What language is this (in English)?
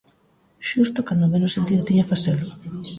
Galician